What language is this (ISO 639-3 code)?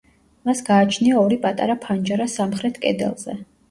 kat